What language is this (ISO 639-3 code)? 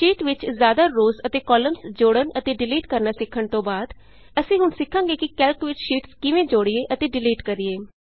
pan